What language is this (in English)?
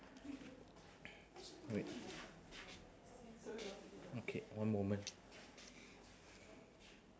English